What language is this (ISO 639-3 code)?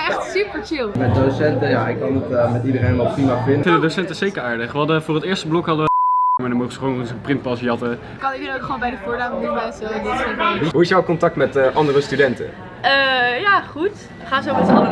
nld